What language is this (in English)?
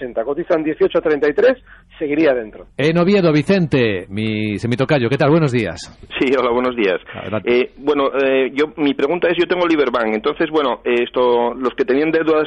Spanish